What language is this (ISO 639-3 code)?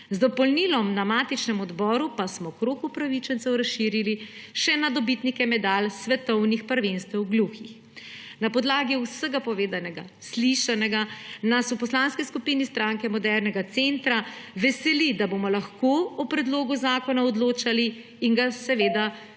slv